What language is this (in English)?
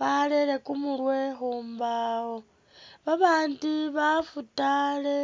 Masaaba